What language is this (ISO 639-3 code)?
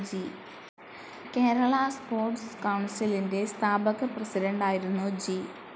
mal